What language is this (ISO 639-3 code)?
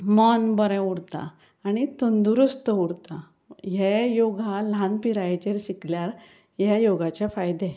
kok